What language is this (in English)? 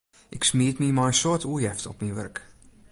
Western Frisian